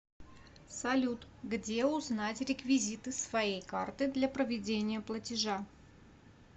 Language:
Russian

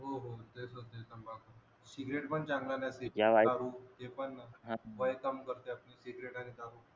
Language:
Marathi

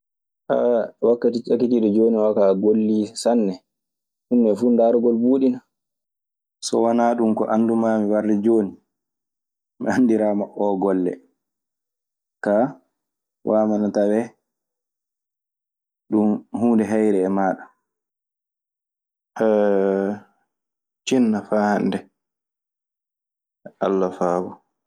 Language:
Maasina Fulfulde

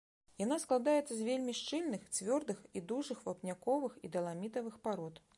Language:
Belarusian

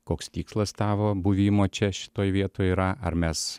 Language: Lithuanian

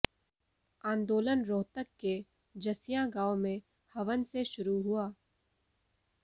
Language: Hindi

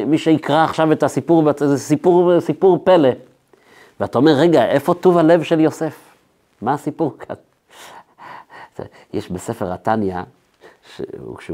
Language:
Hebrew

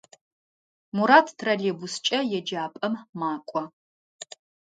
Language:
Adyghe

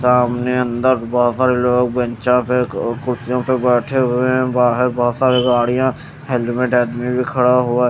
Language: Hindi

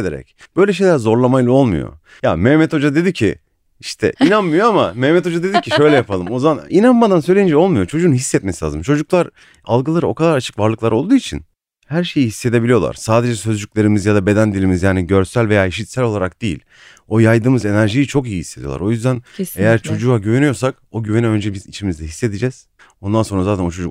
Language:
Turkish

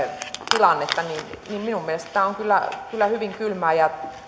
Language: Finnish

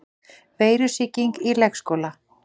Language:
Icelandic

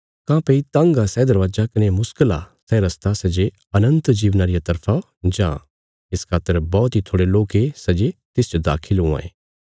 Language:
Bilaspuri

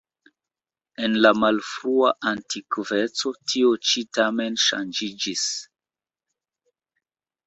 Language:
Esperanto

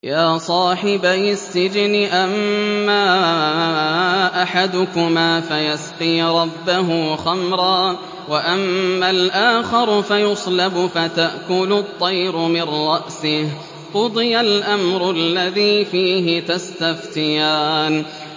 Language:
Arabic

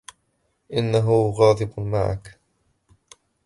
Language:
Arabic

